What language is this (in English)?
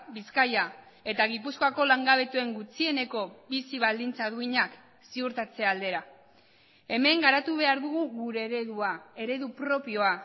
Basque